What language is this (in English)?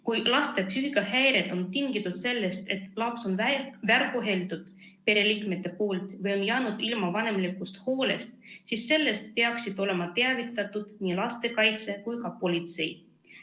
Estonian